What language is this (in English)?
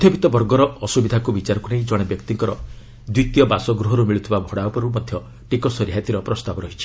Odia